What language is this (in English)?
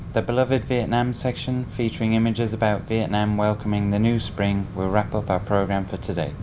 Vietnamese